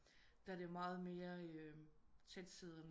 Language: Danish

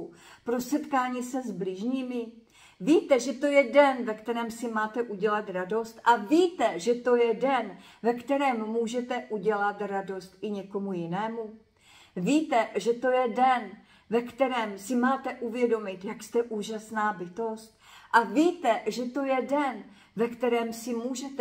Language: Czech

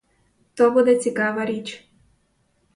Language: Ukrainian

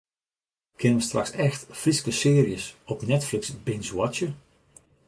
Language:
Western Frisian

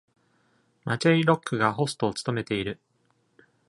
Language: Japanese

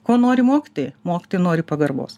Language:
Lithuanian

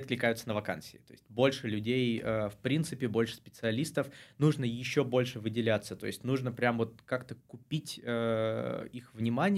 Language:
Russian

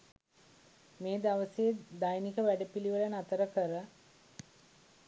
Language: Sinhala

